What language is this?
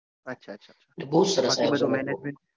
Gujarati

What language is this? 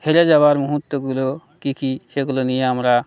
Bangla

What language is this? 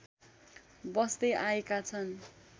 Nepali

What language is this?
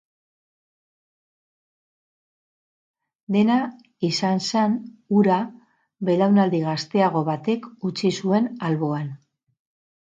Basque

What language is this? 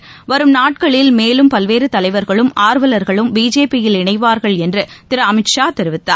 Tamil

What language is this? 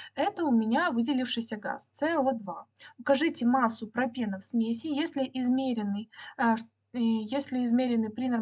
Russian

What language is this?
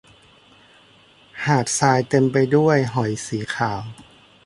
Thai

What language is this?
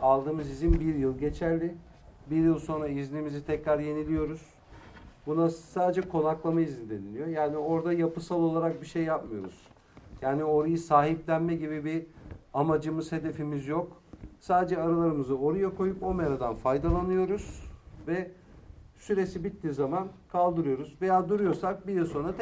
Turkish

